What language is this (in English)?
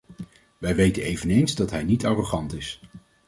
Dutch